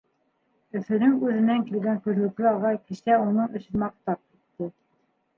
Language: Bashkir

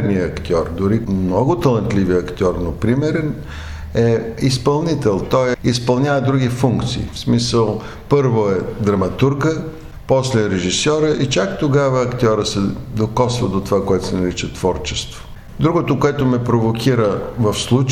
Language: Bulgarian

